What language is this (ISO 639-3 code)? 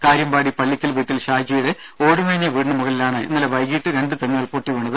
mal